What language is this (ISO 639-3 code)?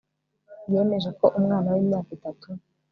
kin